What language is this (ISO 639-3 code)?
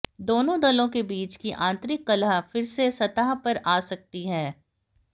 hin